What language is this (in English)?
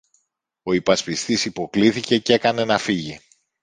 Greek